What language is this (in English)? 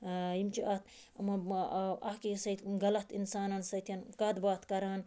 Kashmiri